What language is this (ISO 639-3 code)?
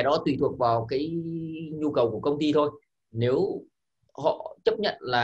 vie